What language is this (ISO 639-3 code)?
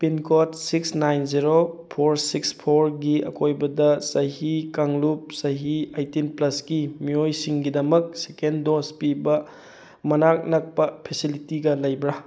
mni